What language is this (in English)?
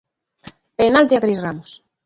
Galician